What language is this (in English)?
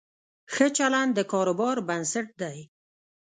Pashto